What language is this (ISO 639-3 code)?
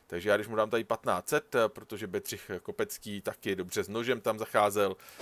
ces